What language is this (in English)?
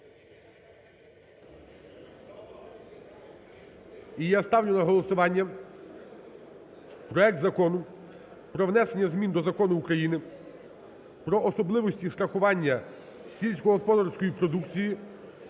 Ukrainian